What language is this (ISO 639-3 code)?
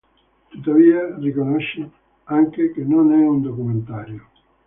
ita